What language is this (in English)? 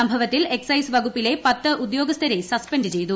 Malayalam